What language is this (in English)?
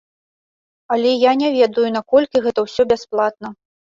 Belarusian